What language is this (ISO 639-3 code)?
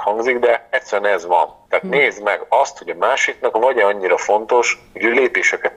hun